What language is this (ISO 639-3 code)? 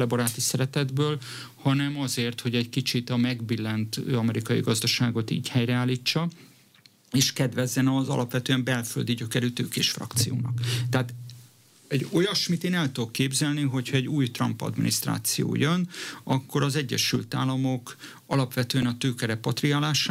hun